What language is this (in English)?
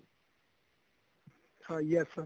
Punjabi